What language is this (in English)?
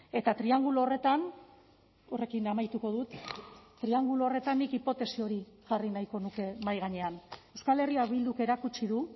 Basque